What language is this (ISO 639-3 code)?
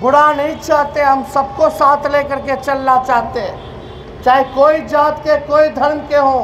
hin